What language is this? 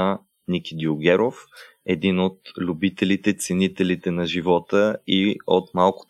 Bulgarian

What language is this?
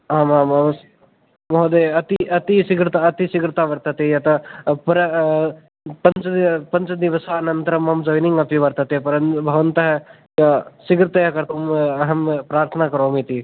Sanskrit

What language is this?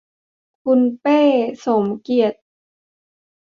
Thai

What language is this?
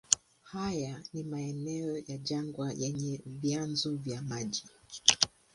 Swahili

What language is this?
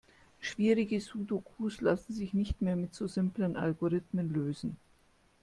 German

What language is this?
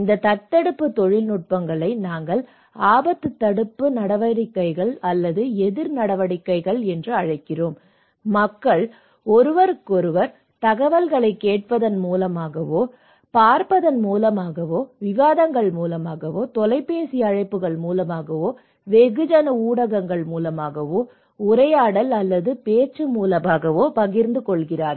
Tamil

